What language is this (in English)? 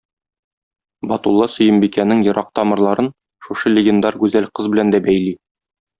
Tatar